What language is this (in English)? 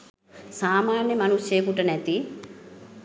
Sinhala